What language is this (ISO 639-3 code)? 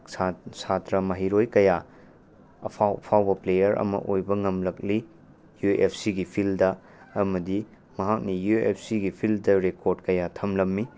mni